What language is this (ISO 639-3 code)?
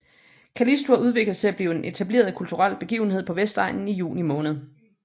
dan